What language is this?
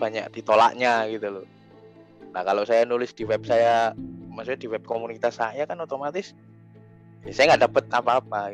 Indonesian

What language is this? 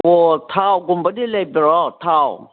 Manipuri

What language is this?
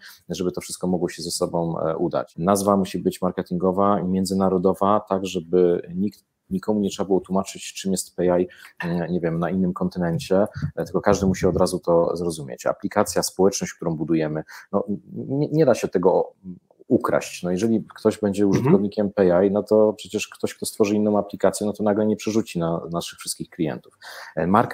Polish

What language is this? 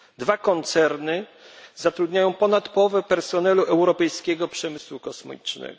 Polish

